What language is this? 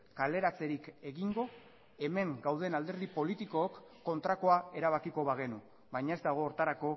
Basque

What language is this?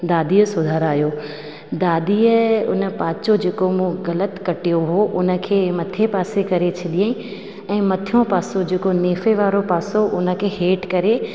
Sindhi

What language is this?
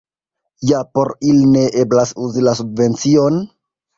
Esperanto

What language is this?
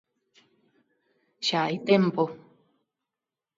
Galician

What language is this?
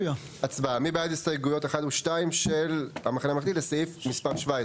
Hebrew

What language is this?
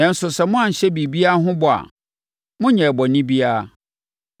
Akan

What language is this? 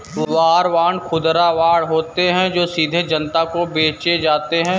Hindi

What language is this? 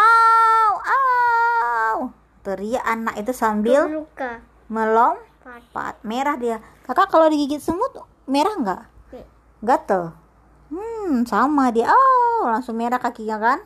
Indonesian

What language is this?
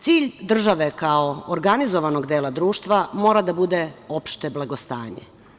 Serbian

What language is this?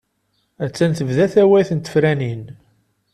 Kabyle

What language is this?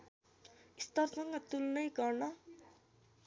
Nepali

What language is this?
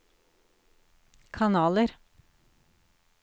Norwegian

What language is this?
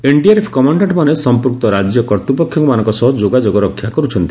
Odia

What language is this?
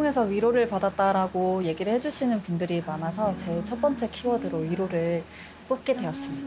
Korean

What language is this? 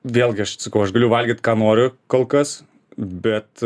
Lithuanian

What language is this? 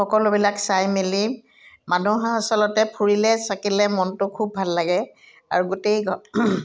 Assamese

